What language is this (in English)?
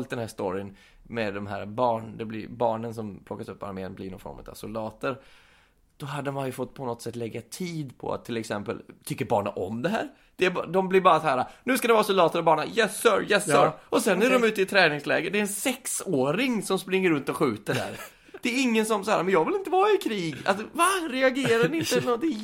Swedish